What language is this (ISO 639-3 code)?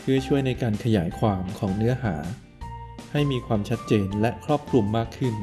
tha